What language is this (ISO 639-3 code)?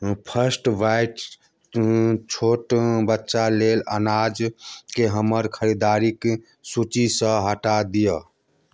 mai